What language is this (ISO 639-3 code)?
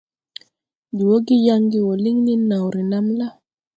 tui